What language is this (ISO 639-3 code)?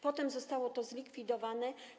pol